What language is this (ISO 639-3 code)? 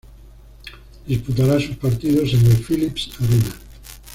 spa